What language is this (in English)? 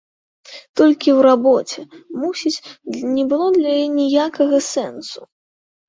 Belarusian